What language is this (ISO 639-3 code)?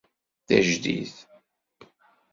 kab